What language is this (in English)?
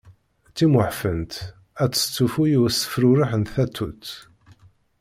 Kabyle